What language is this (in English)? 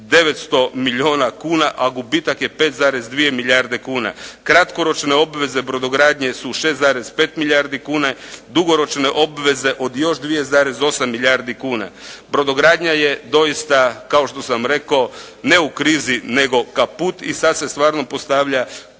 Croatian